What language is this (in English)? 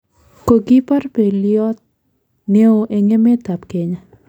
Kalenjin